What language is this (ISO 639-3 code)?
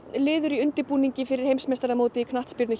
isl